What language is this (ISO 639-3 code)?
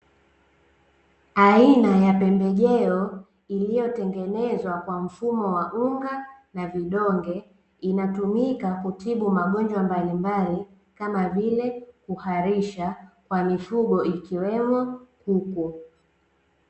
swa